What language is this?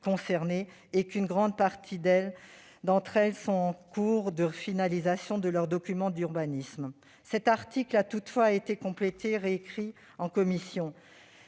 French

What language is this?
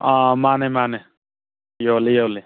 Manipuri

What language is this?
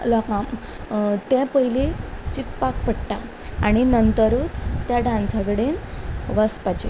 Konkani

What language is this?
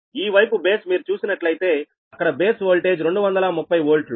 Telugu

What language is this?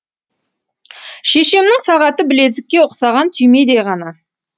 Kazakh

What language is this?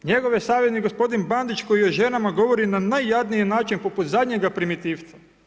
Croatian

